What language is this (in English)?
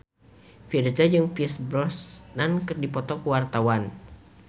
Sundanese